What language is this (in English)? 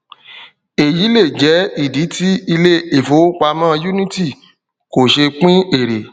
Yoruba